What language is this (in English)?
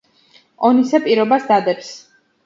Georgian